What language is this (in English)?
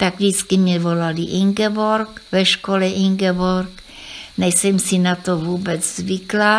Czech